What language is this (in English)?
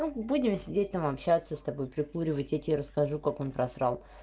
Russian